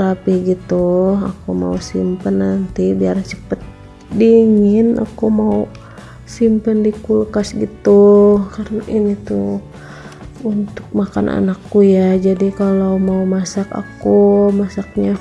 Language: Indonesian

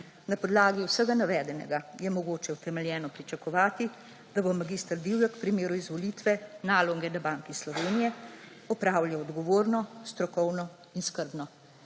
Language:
Slovenian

